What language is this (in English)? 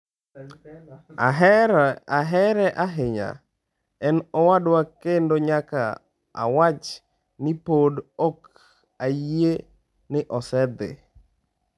Luo (Kenya and Tanzania)